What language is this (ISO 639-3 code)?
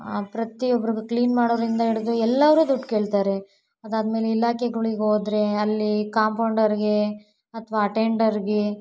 kan